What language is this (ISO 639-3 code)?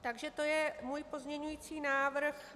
ces